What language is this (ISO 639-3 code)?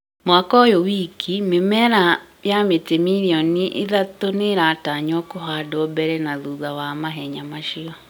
kik